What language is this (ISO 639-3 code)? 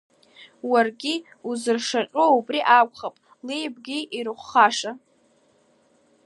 abk